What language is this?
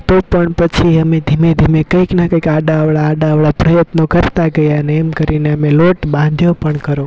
Gujarati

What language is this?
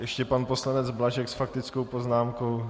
Czech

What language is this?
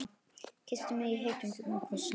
Icelandic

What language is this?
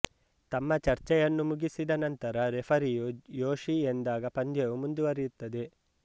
Kannada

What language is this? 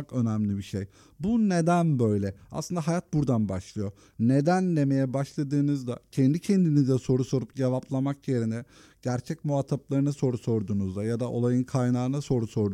Turkish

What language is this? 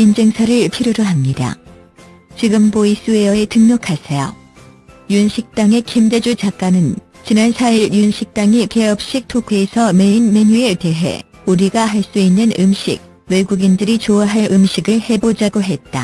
Korean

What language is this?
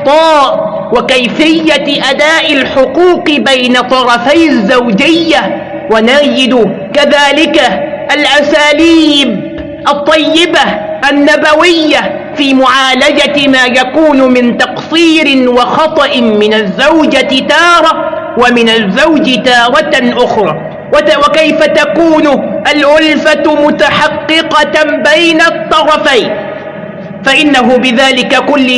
Arabic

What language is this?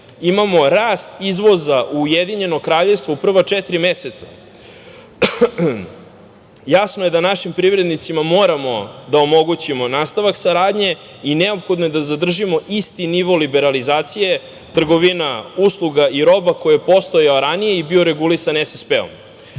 Serbian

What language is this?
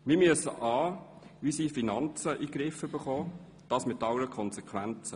Swiss German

